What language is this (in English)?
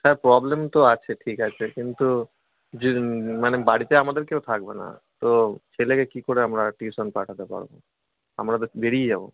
Bangla